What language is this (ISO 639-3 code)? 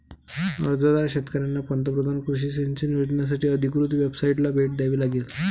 mar